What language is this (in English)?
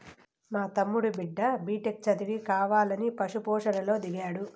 Telugu